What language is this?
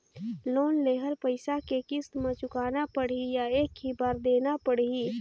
Chhattisgarhi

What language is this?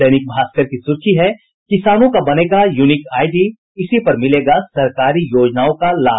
Hindi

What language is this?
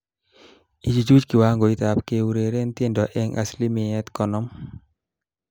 Kalenjin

